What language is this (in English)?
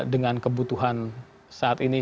Indonesian